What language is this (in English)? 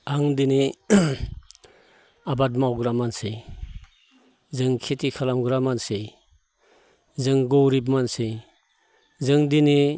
Bodo